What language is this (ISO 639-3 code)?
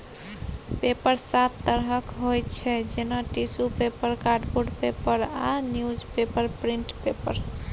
mai